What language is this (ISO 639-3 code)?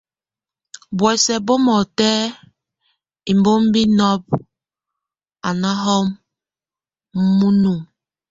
tvu